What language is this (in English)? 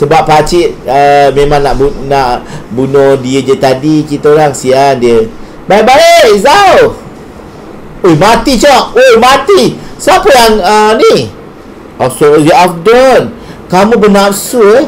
Malay